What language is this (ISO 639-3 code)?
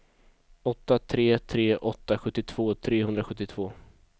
swe